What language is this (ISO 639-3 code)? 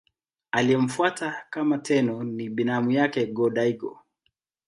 swa